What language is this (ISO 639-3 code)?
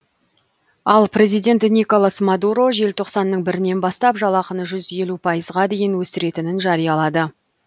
kaz